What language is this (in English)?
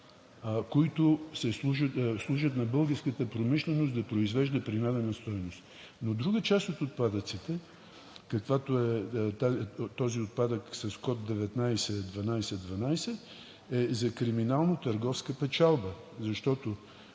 Bulgarian